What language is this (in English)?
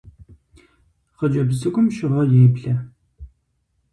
Kabardian